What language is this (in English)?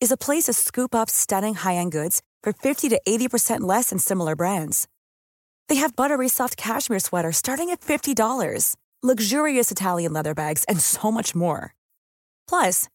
Swedish